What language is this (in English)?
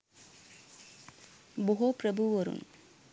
Sinhala